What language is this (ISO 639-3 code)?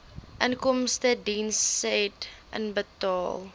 afr